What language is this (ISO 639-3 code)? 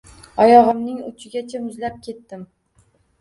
uzb